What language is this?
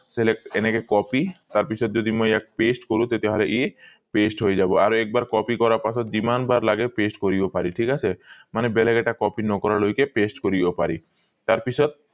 Assamese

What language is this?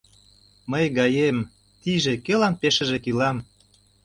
Mari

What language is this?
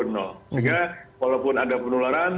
Indonesian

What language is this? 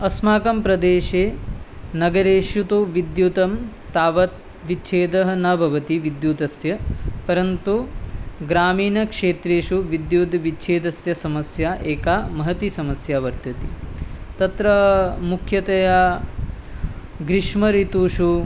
Sanskrit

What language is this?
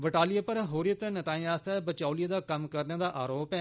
Dogri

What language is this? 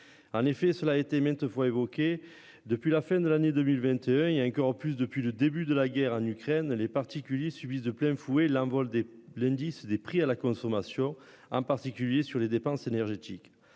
French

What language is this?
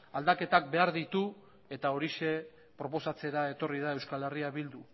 Basque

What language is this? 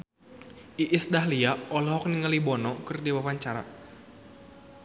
Sundanese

